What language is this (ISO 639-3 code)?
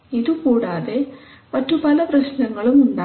mal